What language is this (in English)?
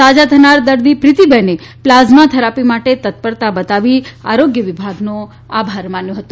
Gujarati